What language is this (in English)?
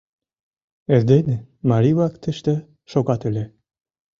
Mari